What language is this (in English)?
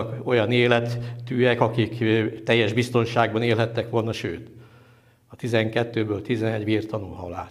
Hungarian